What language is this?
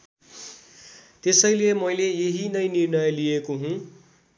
Nepali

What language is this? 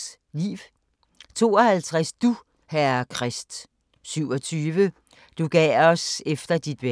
Danish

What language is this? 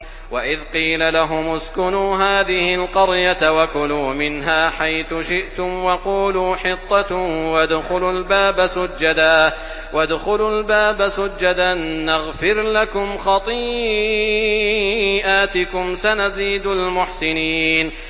Arabic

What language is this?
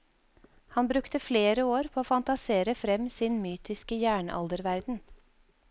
Norwegian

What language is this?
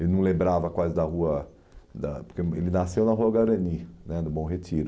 Portuguese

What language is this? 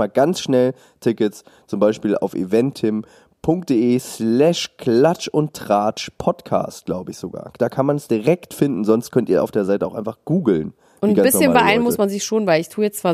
German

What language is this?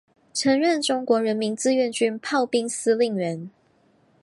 Chinese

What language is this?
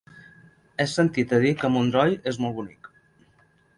Catalan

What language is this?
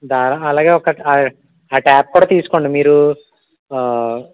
Telugu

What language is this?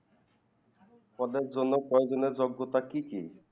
Bangla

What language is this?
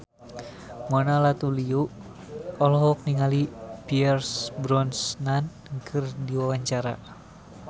Sundanese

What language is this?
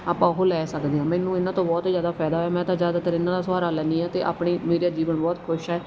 Punjabi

